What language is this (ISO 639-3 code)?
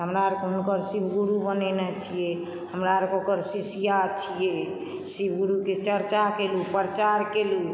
mai